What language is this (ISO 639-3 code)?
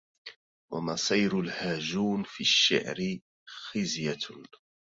ara